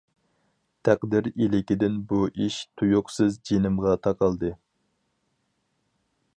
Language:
Uyghur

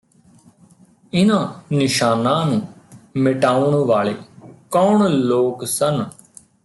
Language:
Punjabi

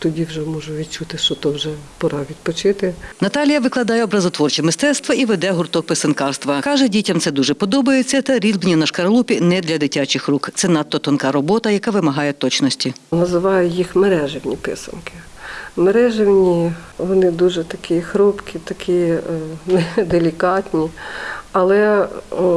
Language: Ukrainian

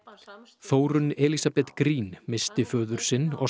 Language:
Icelandic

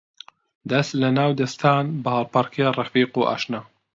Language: Central Kurdish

